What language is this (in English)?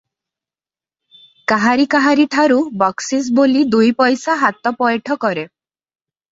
Odia